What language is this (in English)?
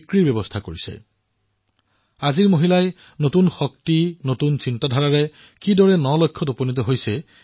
Assamese